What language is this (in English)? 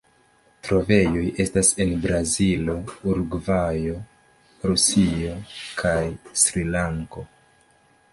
Esperanto